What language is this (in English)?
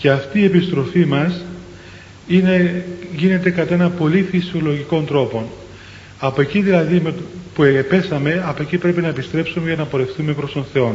Greek